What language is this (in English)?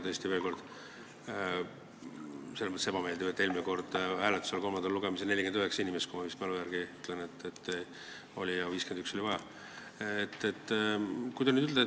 Estonian